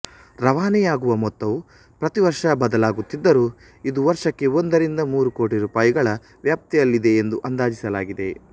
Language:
Kannada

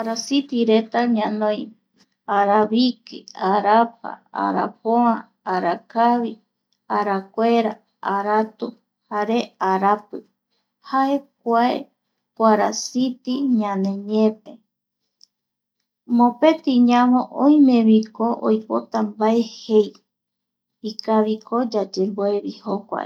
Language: Eastern Bolivian Guaraní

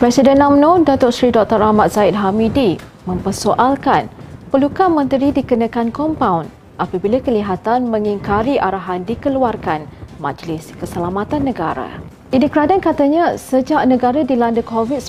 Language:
Malay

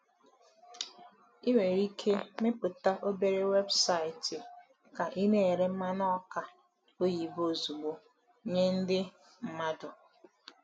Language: Igbo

